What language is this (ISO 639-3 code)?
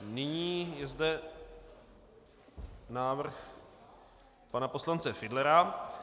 ces